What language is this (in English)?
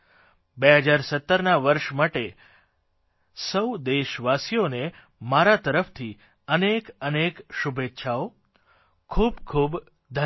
Gujarati